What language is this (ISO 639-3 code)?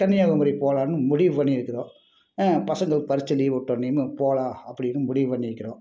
tam